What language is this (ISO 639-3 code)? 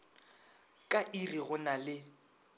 nso